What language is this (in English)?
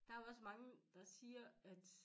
Danish